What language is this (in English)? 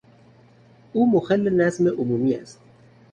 Persian